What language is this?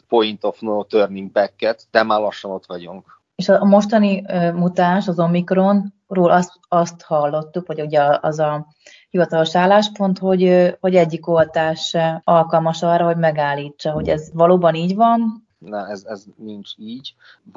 Hungarian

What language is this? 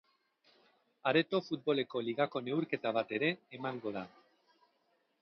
Basque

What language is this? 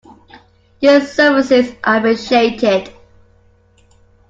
English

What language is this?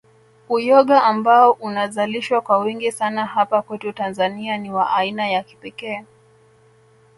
Swahili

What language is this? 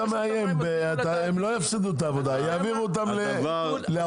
Hebrew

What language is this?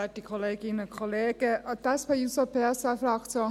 Swiss German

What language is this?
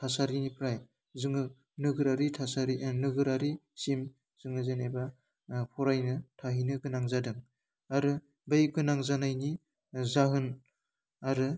Bodo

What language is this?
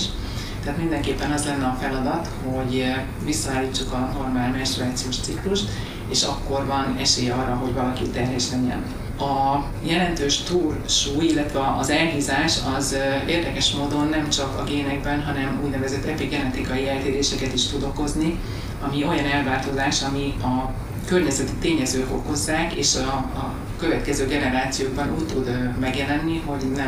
Hungarian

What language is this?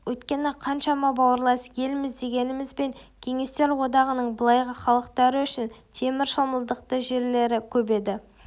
Kazakh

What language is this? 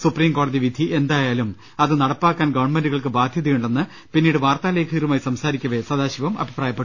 Malayalam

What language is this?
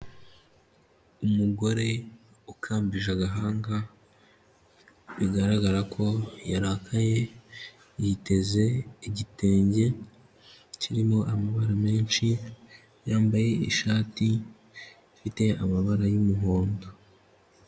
Kinyarwanda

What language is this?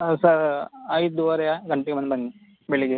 Kannada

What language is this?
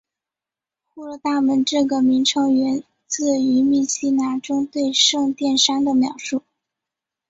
Chinese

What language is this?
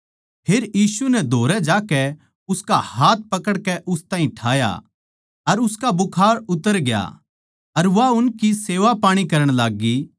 Haryanvi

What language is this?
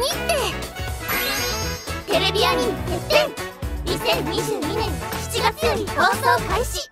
Japanese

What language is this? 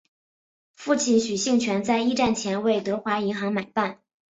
Chinese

